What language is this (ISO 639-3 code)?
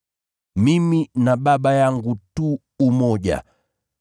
swa